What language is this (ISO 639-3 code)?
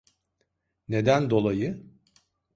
tur